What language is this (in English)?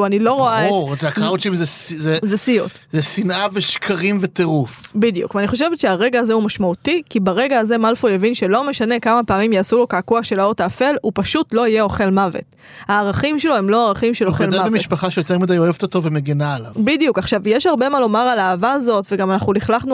Hebrew